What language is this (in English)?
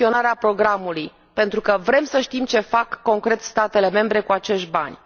Romanian